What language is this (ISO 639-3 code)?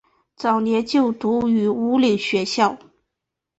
zho